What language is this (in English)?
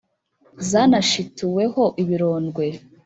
Kinyarwanda